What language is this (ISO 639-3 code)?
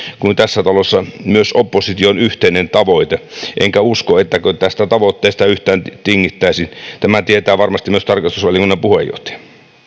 fin